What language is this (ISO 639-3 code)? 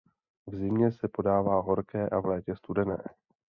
ces